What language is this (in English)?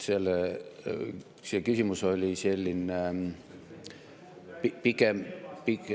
Estonian